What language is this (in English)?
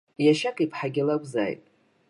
Abkhazian